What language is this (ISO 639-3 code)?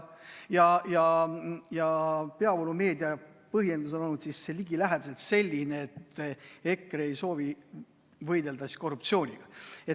est